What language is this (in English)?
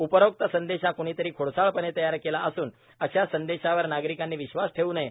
Marathi